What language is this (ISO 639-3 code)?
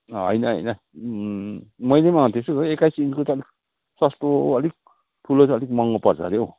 nep